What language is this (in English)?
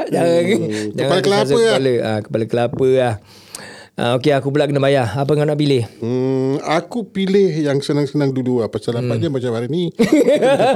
Malay